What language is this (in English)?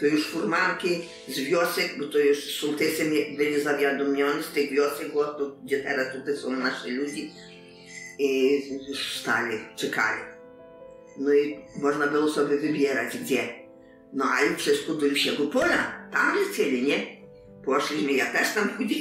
Polish